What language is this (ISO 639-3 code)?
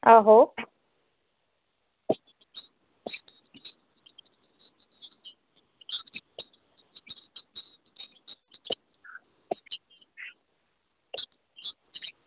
doi